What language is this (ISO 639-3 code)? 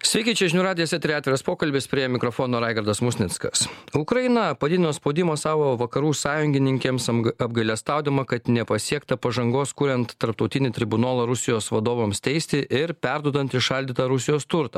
lit